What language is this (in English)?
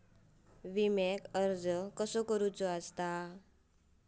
Marathi